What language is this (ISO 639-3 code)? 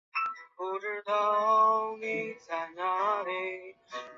zho